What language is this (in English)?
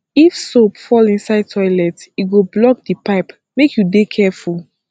Nigerian Pidgin